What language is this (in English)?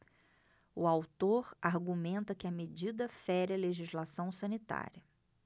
Portuguese